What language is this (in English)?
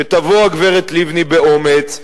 Hebrew